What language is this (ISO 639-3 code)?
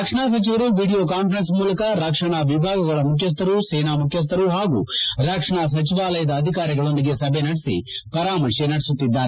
kan